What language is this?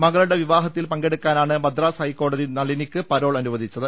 Malayalam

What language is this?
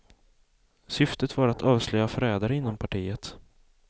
Swedish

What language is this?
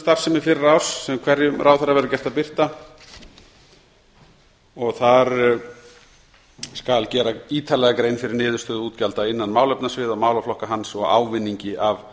Icelandic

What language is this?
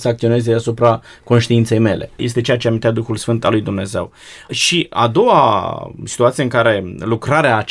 Romanian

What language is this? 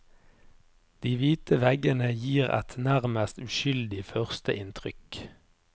Norwegian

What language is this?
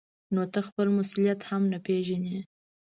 Pashto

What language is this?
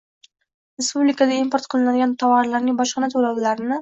Uzbek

